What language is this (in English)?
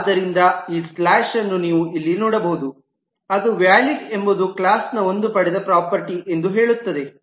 Kannada